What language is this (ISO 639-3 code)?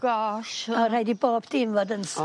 cym